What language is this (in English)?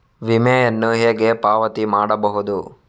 Kannada